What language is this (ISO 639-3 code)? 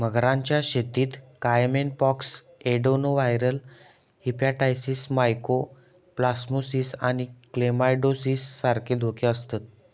mar